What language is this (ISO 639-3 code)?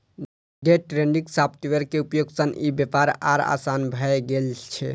mai